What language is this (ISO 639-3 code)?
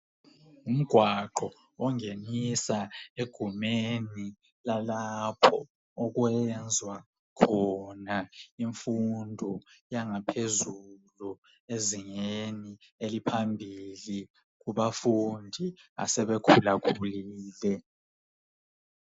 nde